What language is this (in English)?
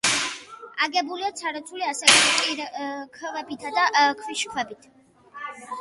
Georgian